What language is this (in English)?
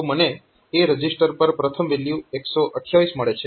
Gujarati